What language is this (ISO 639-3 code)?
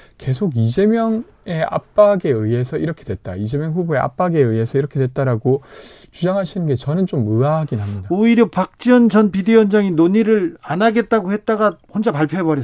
kor